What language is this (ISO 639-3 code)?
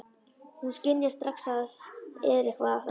isl